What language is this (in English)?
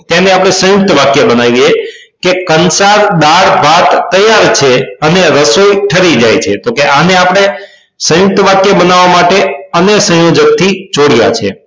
Gujarati